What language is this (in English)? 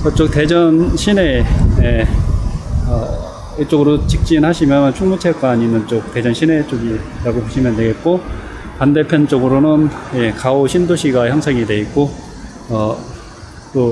Korean